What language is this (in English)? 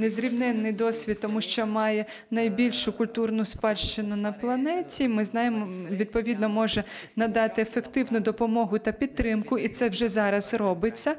Ukrainian